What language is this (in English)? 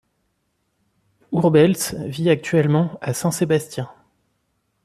French